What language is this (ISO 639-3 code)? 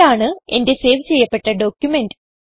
mal